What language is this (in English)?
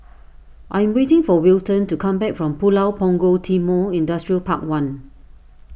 English